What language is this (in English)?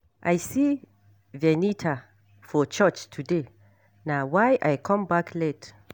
Nigerian Pidgin